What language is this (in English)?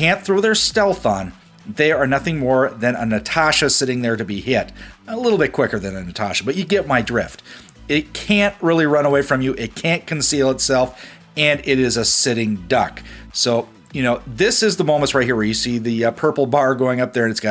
English